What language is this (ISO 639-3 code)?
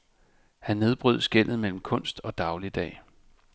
dan